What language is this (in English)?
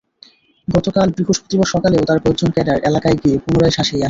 Bangla